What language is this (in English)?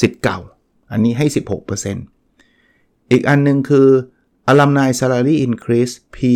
Thai